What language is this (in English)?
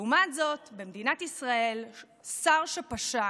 Hebrew